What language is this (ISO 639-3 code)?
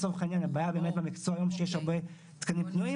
heb